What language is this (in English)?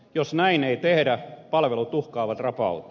Finnish